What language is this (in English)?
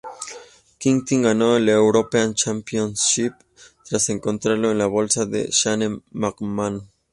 Spanish